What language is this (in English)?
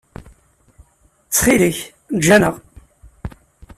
Kabyle